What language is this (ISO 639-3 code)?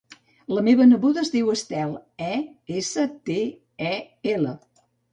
cat